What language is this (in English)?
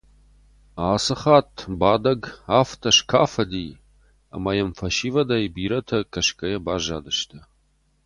Ossetic